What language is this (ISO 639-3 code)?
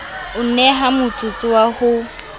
sot